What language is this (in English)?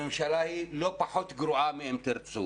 Hebrew